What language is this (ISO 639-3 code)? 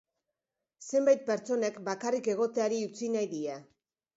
eus